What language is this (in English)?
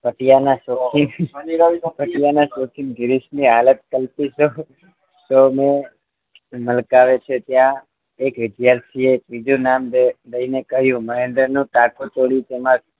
Gujarati